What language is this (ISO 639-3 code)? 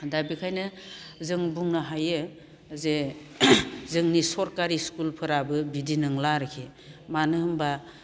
brx